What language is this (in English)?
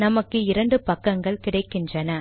Tamil